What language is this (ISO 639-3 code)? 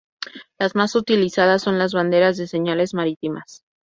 spa